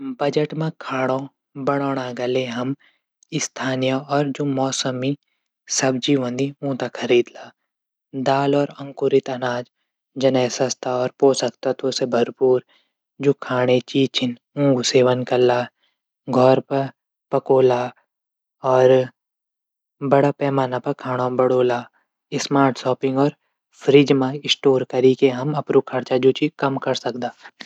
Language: Garhwali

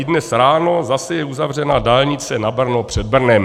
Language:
Czech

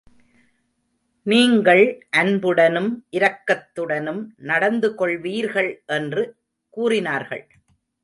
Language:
Tamil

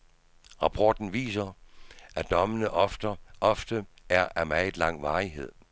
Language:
Danish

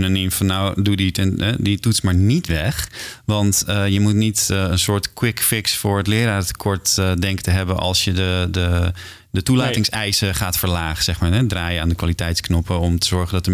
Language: Dutch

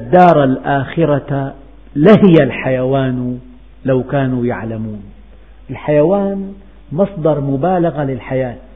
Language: Arabic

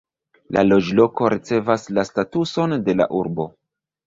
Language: Esperanto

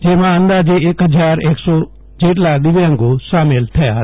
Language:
Gujarati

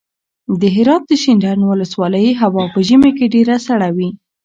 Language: Pashto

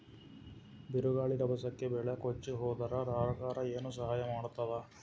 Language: Kannada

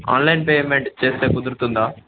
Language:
Telugu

